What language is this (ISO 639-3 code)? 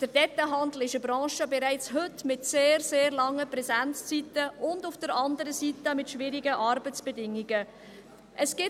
gsw